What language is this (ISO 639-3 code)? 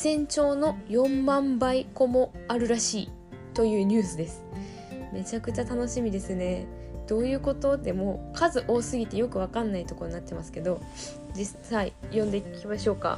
jpn